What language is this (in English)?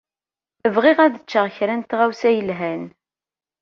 Kabyle